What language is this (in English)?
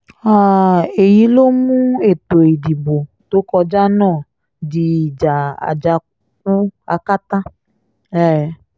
Yoruba